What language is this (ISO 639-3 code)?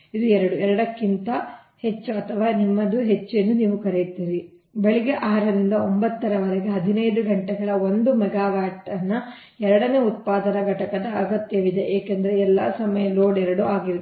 kan